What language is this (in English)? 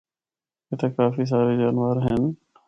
Northern Hindko